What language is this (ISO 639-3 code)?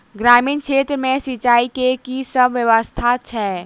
mai